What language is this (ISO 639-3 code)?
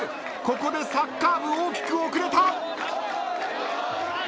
jpn